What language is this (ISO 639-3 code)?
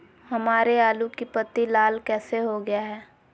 mag